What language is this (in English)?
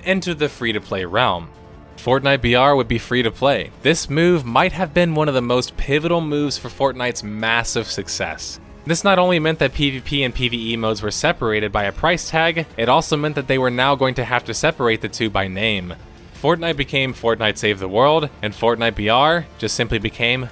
English